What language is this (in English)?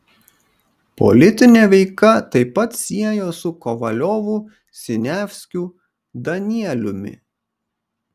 Lithuanian